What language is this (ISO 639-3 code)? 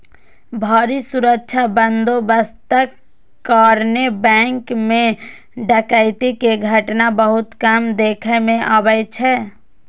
mai